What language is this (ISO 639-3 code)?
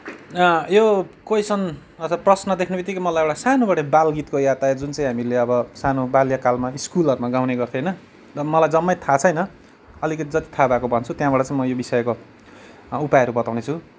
nep